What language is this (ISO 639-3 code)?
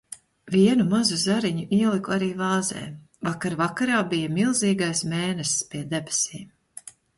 lav